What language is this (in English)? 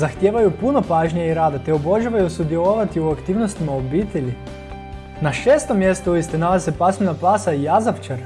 Croatian